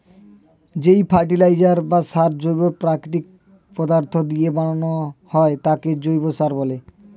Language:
Bangla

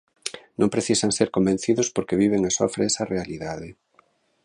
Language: Galician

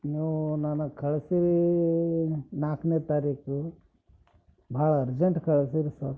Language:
Kannada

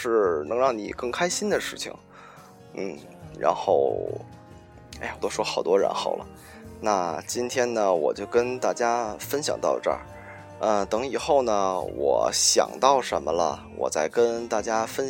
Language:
Chinese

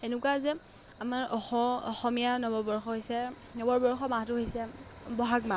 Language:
Assamese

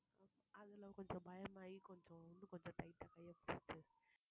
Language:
Tamil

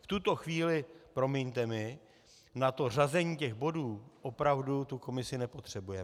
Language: Czech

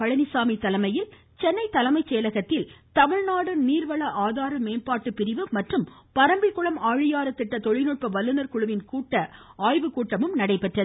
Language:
Tamil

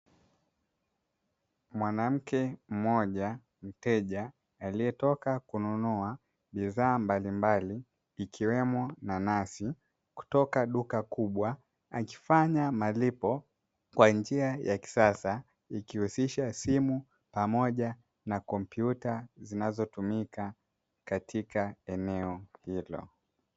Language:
Swahili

